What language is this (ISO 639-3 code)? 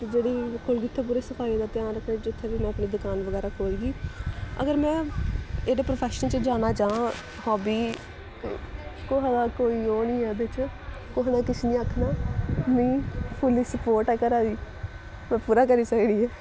doi